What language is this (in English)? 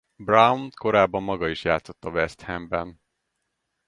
Hungarian